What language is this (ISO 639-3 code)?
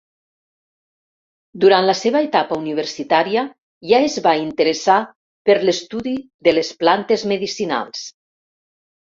cat